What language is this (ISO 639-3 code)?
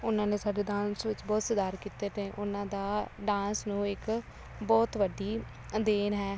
pan